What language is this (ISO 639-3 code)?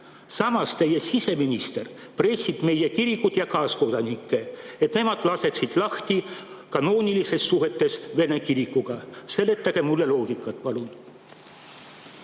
est